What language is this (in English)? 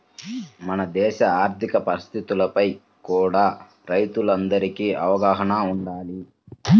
Telugu